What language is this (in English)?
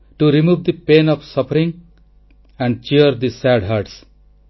Odia